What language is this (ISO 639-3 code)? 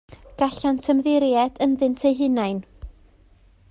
cym